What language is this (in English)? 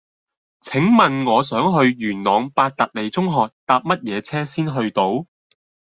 Cantonese